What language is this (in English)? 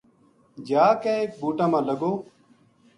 Gujari